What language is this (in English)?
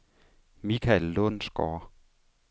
Danish